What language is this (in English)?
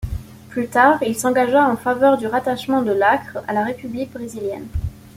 French